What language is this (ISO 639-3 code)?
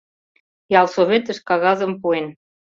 chm